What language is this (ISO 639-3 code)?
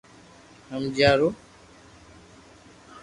lrk